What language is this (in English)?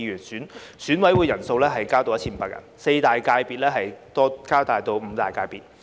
Cantonese